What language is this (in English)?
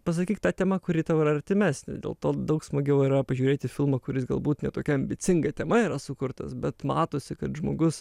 Lithuanian